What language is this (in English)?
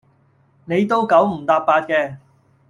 Cantonese